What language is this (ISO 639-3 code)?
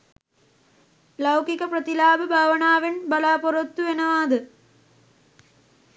sin